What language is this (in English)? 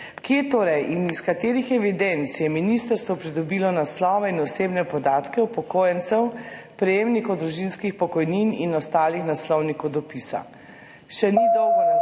Slovenian